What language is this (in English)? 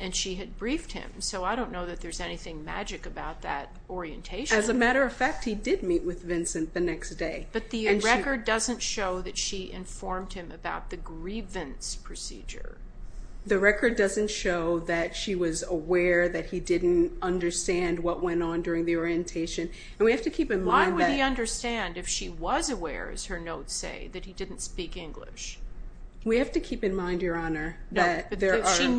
English